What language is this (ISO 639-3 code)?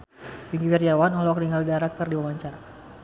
sun